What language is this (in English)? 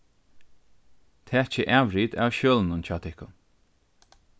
Faroese